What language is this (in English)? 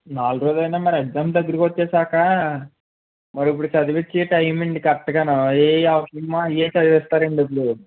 Telugu